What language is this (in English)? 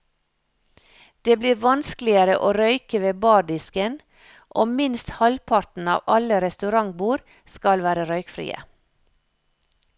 Norwegian